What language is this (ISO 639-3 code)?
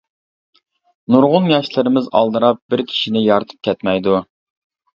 uig